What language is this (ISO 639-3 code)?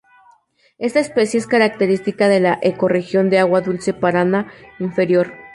spa